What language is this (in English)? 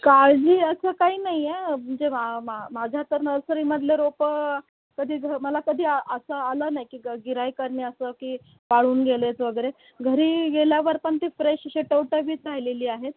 Marathi